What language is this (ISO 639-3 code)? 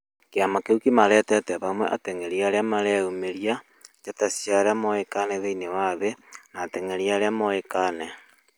kik